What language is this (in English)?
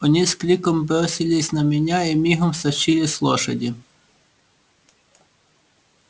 Russian